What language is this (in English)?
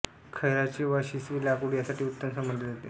Marathi